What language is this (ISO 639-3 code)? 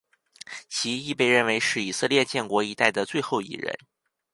zho